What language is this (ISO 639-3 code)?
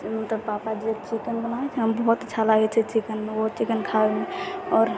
mai